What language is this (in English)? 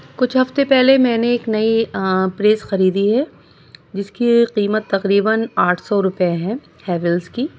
Urdu